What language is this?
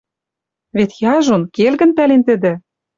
Western Mari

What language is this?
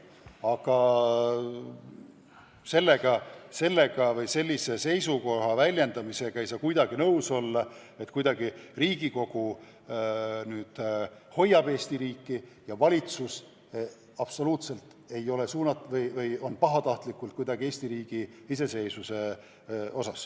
Estonian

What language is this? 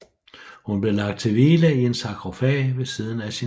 Danish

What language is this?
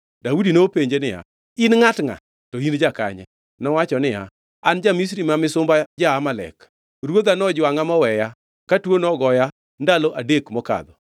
Luo (Kenya and Tanzania)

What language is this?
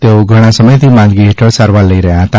Gujarati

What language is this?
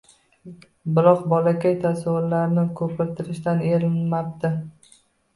Uzbek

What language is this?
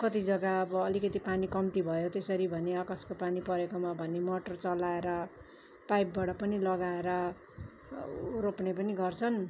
Nepali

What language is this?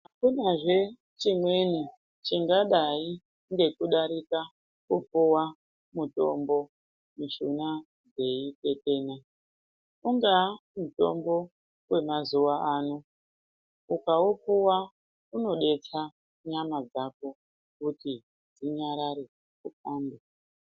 Ndau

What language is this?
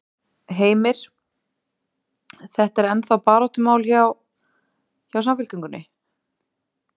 Icelandic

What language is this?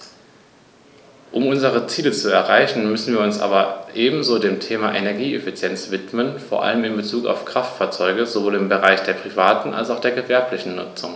German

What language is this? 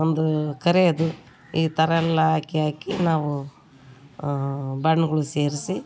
Kannada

